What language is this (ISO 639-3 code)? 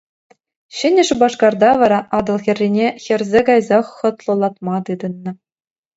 chv